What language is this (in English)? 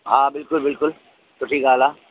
Sindhi